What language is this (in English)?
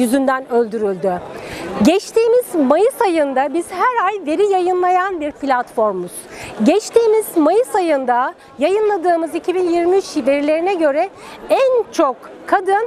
Turkish